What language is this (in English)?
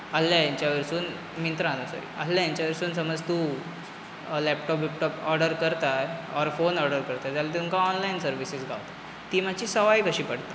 Konkani